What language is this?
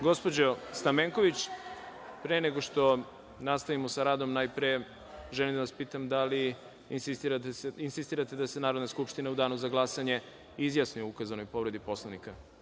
Serbian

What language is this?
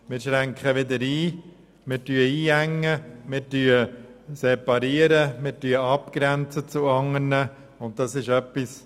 Swiss German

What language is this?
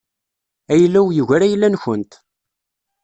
Kabyle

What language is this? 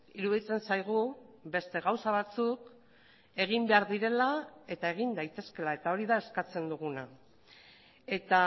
Basque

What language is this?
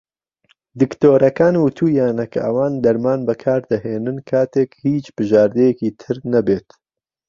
Central Kurdish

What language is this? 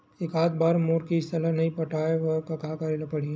Chhattisgarhi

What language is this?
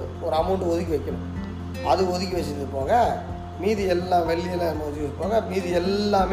Tamil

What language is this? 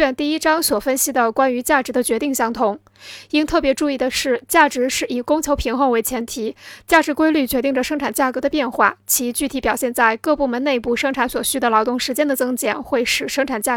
Chinese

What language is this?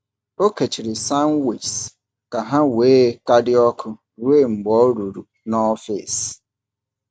Igbo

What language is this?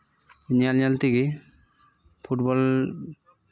Santali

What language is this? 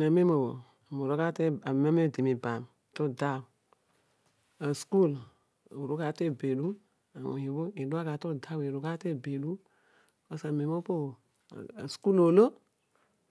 Odual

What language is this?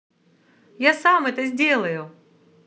Russian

